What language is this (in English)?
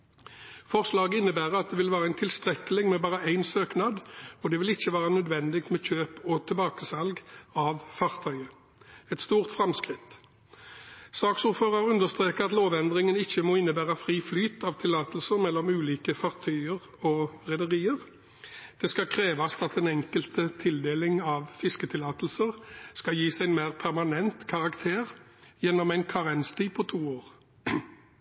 Norwegian Bokmål